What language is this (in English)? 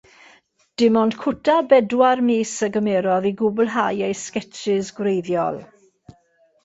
Welsh